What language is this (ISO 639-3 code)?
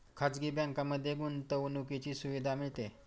mar